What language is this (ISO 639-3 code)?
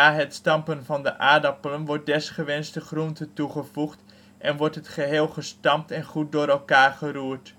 nld